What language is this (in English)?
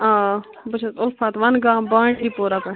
Kashmiri